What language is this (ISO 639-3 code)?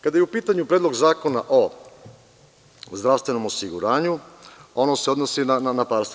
srp